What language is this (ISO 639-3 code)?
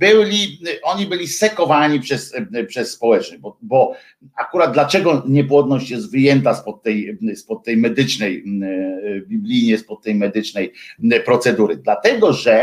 pol